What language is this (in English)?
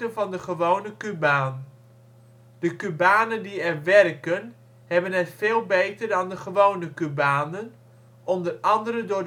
Dutch